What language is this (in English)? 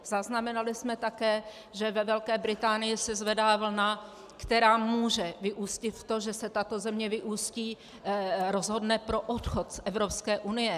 Czech